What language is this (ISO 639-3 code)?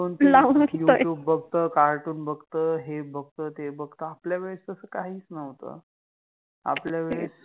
mar